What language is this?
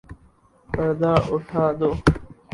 Urdu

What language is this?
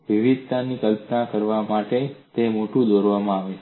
Gujarati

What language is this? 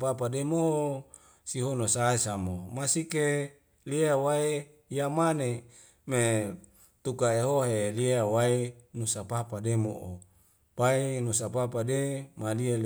Wemale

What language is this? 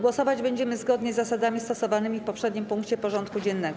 Polish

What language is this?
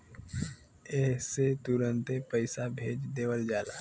Bhojpuri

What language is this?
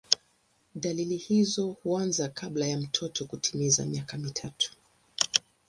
Swahili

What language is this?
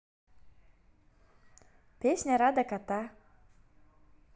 Russian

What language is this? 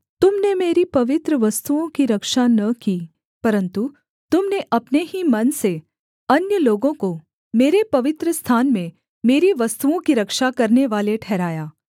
Hindi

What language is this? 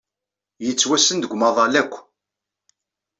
Kabyle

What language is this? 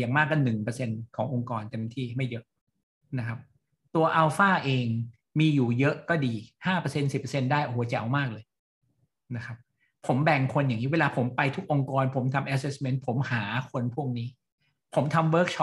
Thai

